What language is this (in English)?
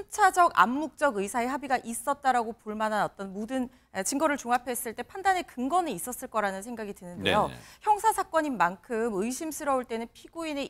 Korean